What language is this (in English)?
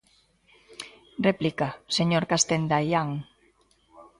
Galician